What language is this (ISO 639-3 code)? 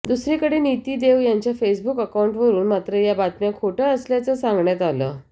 mar